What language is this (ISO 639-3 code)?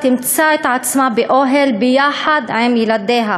heb